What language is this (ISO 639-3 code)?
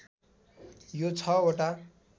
nep